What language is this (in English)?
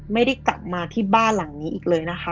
Thai